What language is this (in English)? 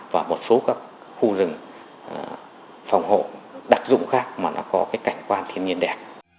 Vietnamese